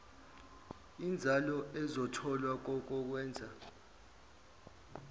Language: Zulu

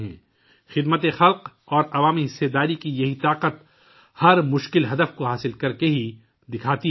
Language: Urdu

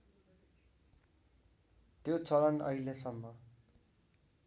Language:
Nepali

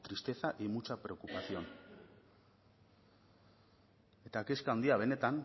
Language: Basque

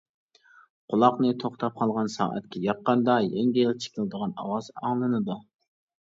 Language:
Uyghur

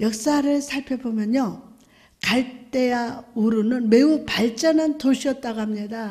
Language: Korean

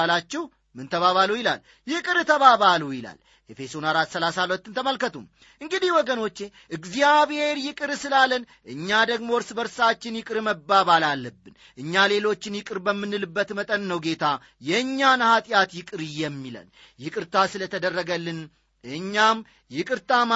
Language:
Amharic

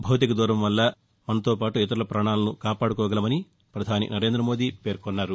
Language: Telugu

